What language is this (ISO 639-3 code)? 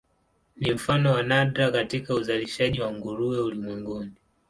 swa